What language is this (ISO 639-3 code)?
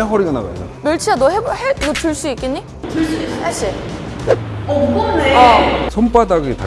kor